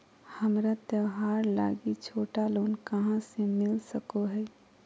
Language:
Magahi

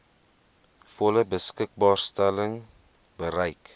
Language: Afrikaans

